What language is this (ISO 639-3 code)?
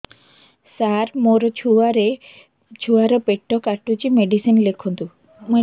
ori